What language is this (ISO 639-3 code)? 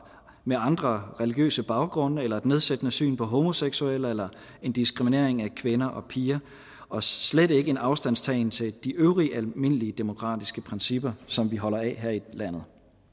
dan